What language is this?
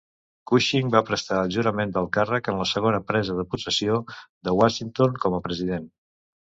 Catalan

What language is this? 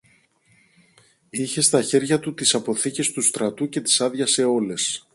Greek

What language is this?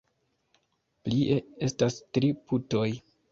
Esperanto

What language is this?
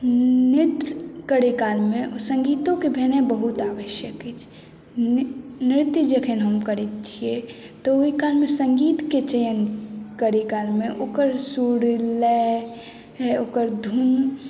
Maithili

